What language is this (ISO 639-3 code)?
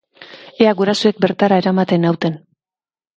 eus